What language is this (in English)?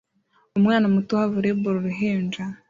Kinyarwanda